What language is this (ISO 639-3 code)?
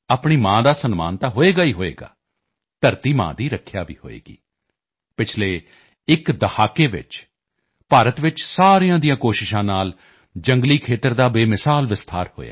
pan